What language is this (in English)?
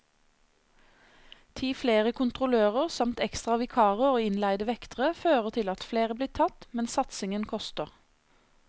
Norwegian